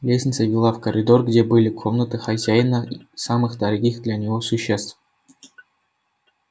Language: Russian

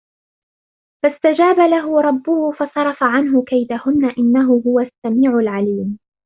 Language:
Arabic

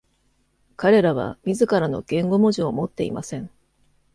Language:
Japanese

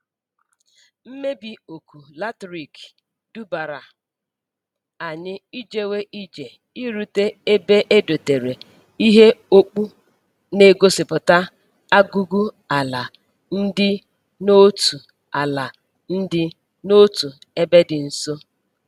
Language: Igbo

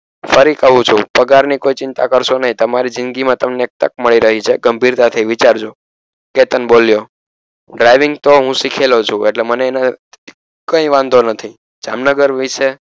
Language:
Gujarati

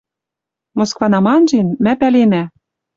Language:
Western Mari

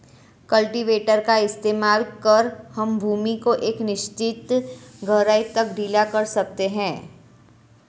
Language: Hindi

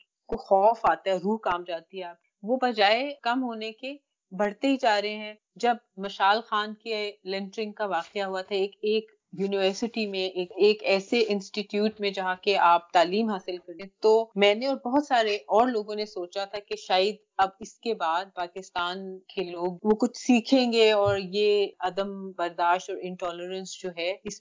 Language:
Urdu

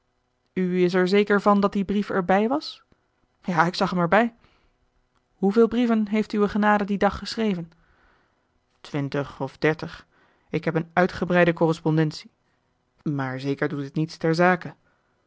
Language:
Dutch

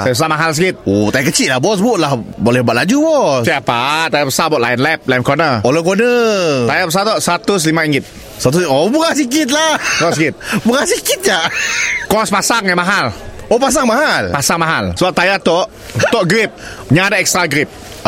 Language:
Malay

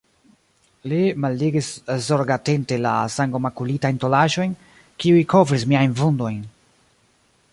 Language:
Esperanto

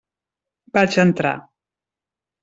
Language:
Catalan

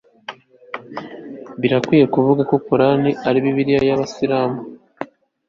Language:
Kinyarwanda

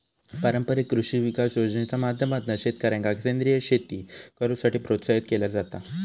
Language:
Marathi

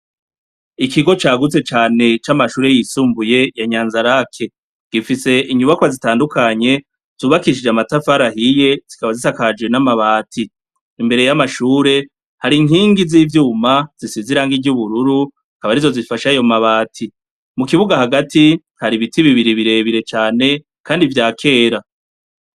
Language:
Rundi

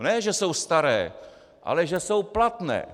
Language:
Czech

